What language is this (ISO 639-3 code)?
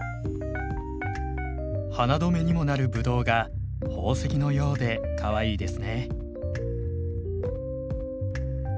jpn